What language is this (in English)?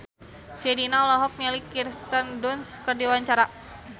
Sundanese